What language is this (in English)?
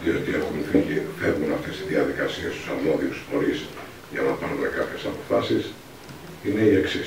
Greek